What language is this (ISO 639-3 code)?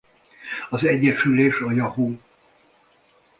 hun